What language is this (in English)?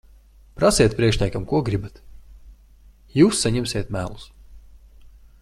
Latvian